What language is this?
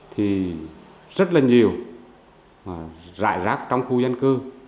Vietnamese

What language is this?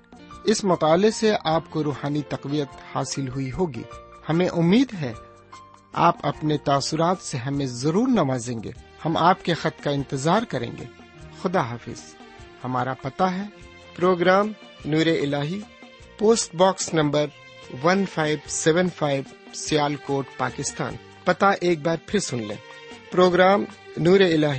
Urdu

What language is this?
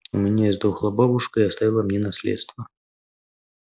Russian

